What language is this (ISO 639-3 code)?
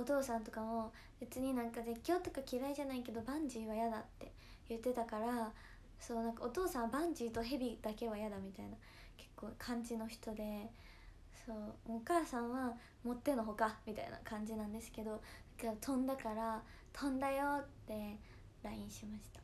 jpn